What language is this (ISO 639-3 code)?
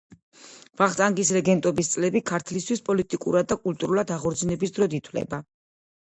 kat